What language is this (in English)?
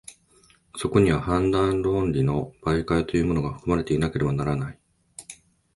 Japanese